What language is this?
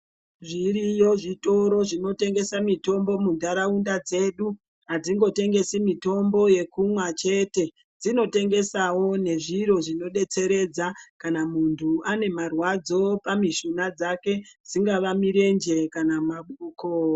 Ndau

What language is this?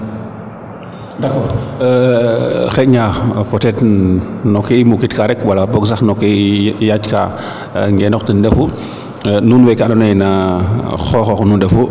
Serer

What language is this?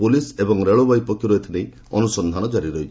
Odia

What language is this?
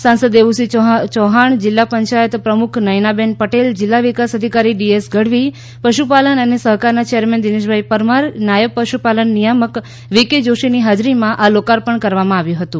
Gujarati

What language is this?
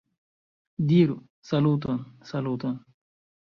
Esperanto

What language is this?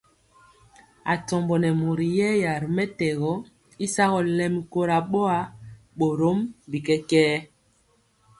Mpiemo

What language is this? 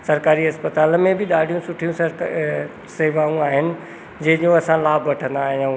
Sindhi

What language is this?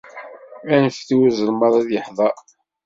Kabyle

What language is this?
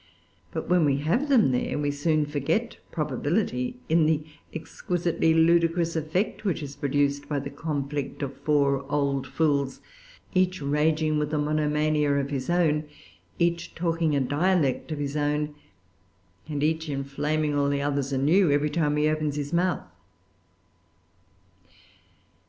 English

